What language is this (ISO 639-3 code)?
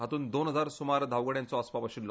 kok